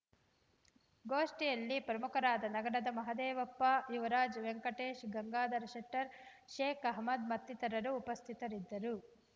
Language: Kannada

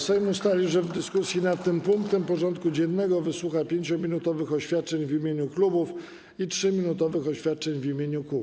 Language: Polish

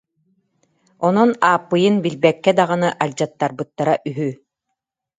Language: Yakut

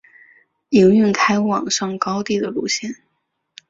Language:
Chinese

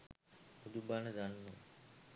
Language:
Sinhala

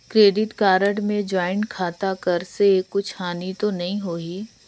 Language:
Chhattisgarhi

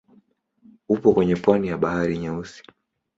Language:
Swahili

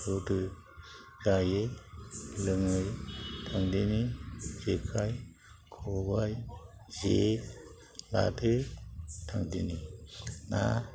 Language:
Bodo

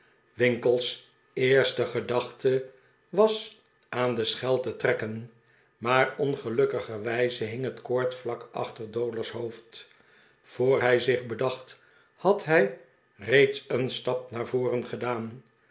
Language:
Dutch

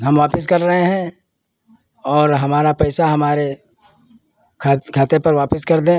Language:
Hindi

